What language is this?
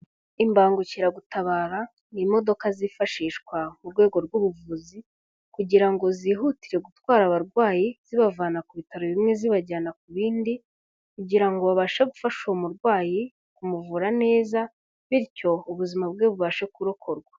Kinyarwanda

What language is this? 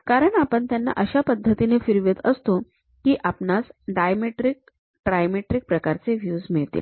Marathi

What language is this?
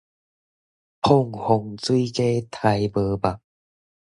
Min Nan Chinese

